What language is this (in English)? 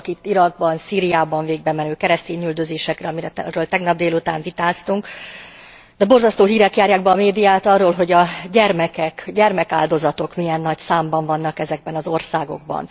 Hungarian